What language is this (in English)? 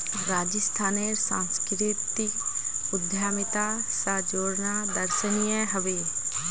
Magahi